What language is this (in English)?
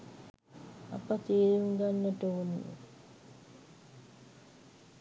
Sinhala